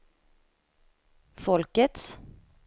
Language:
Swedish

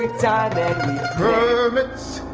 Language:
English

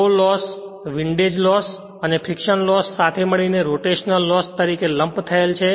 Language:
Gujarati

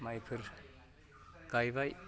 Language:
Bodo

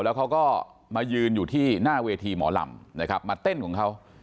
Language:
Thai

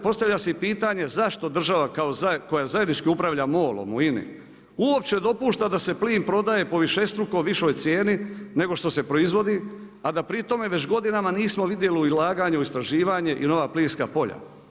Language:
Croatian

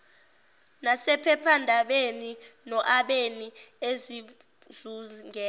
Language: Zulu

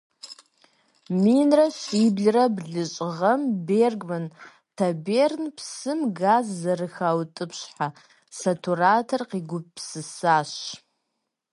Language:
Kabardian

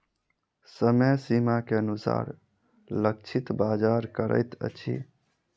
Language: Maithili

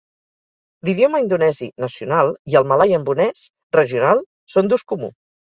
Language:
Catalan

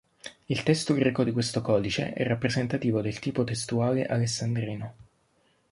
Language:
Italian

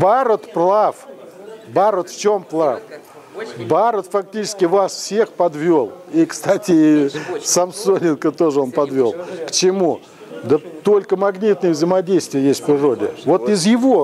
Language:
Russian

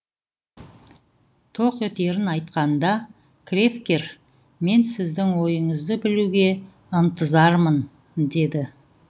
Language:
Kazakh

